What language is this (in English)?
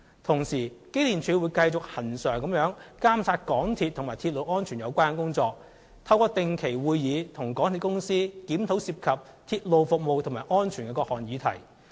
Cantonese